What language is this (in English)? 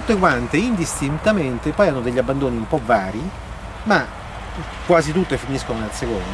Italian